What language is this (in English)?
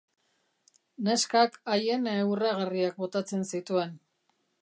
Basque